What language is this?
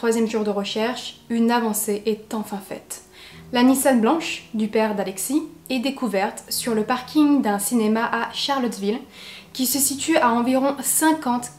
French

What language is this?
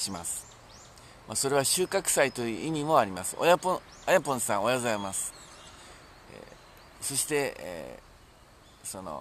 Japanese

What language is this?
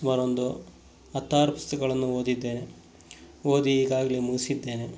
Kannada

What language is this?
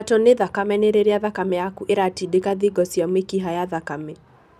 Kikuyu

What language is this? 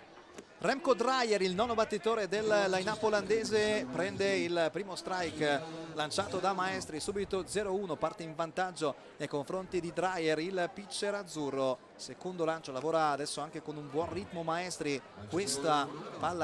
Italian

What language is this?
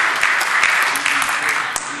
Hebrew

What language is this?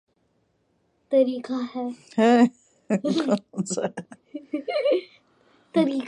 Urdu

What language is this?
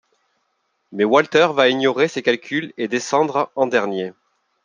French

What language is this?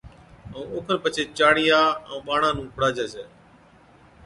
Od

